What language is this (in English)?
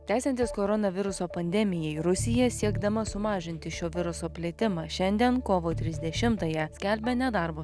Lithuanian